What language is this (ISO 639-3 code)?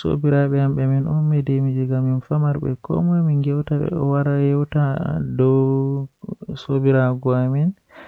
fuh